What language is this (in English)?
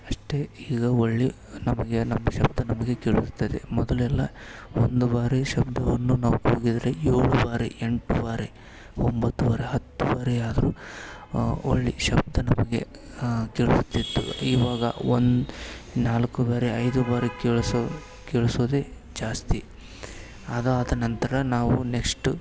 Kannada